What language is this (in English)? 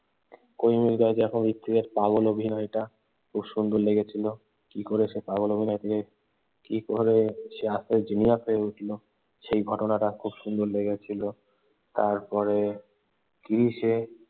Bangla